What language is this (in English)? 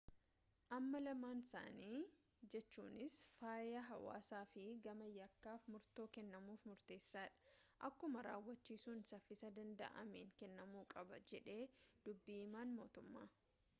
Oromo